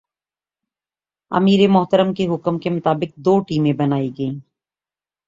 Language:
Urdu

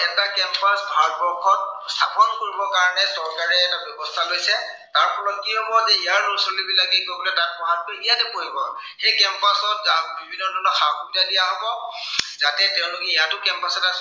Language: Assamese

